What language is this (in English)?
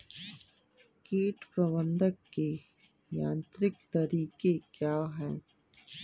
Hindi